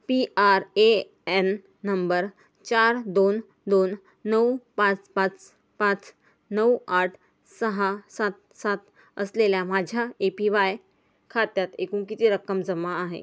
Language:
Marathi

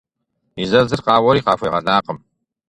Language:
Kabardian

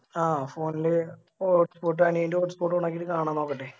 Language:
Malayalam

